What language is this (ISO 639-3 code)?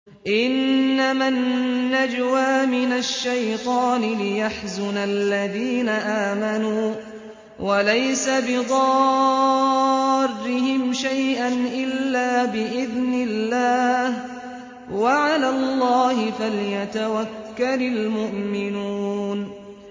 ara